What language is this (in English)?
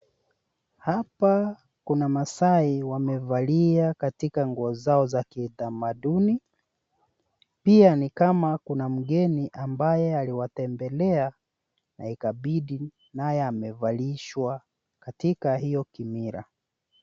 Swahili